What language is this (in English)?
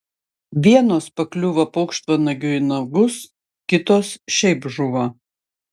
Lithuanian